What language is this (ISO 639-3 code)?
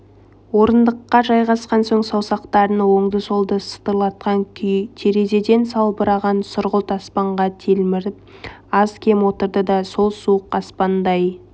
kaz